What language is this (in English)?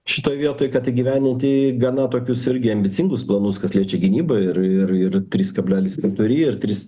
Lithuanian